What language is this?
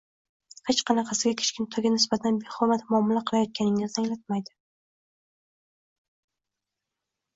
Uzbek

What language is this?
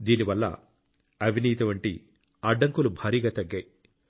Telugu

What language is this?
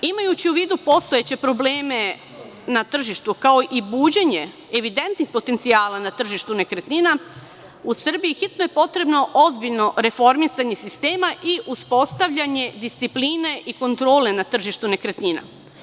Serbian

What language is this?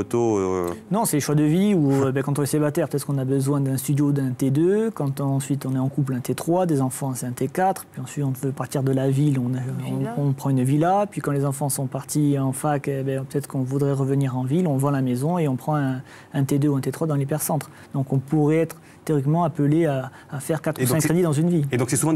French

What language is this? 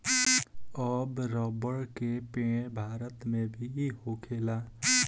Bhojpuri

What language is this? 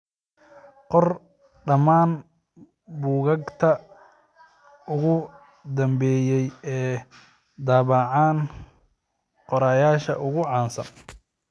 Somali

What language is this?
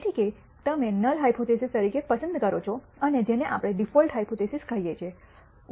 Gujarati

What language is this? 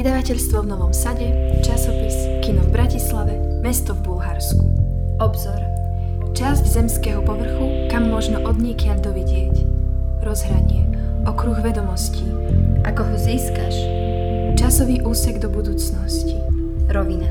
Czech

